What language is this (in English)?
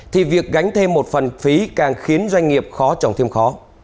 Vietnamese